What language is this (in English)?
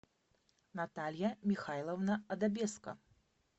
Russian